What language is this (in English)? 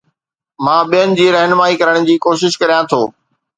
Sindhi